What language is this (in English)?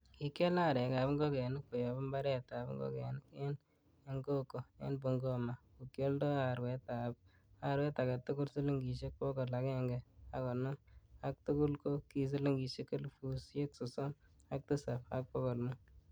Kalenjin